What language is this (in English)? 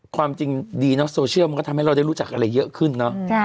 Thai